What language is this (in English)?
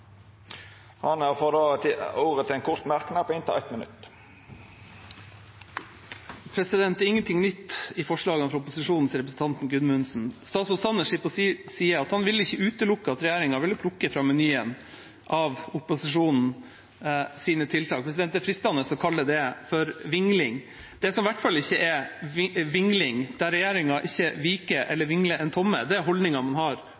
Norwegian